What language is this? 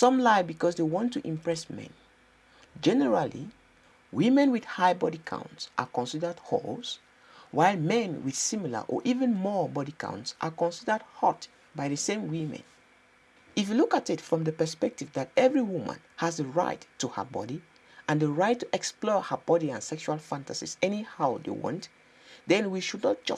English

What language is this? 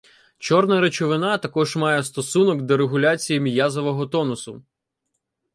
Ukrainian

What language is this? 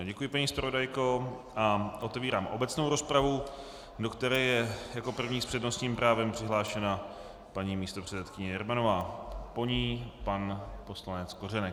Czech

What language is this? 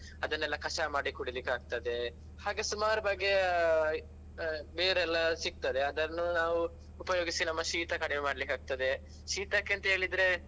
Kannada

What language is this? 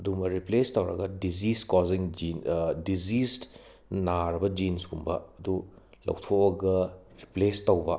Manipuri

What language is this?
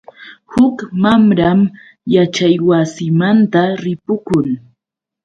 Yauyos Quechua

